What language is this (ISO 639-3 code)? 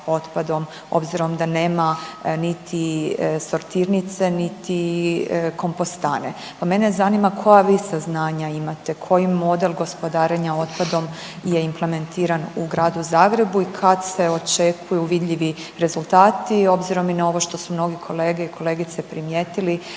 hrv